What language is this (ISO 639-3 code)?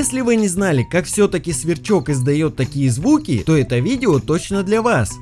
rus